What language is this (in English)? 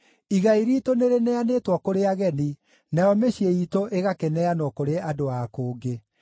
Kikuyu